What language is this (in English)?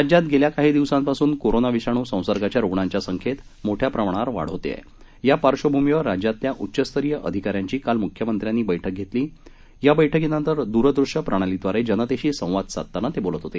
Marathi